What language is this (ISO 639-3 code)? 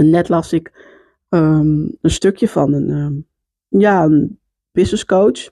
nld